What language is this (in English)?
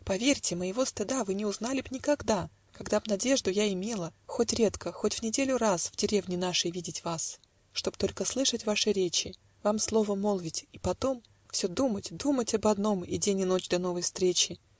Russian